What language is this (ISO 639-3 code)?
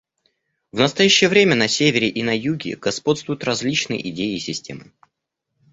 rus